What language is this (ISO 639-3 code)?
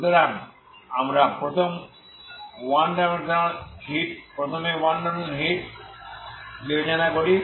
ben